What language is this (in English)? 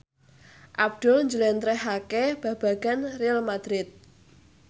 Javanese